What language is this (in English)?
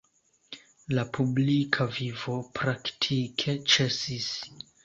Esperanto